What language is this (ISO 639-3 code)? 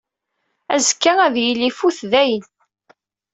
kab